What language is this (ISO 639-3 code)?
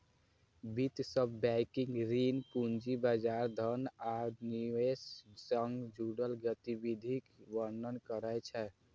mai